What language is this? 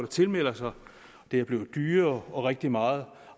Danish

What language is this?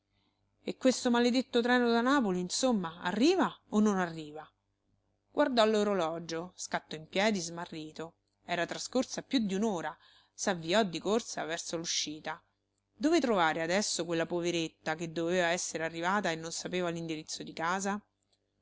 Italian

